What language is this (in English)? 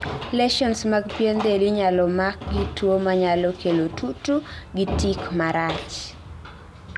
Luo (Kenya and Tanzania)